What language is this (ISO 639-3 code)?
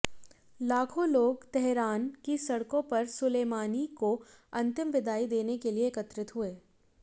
hin